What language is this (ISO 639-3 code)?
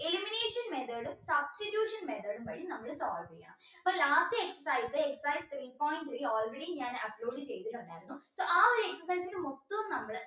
mal